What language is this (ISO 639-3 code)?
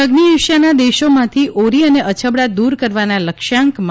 guj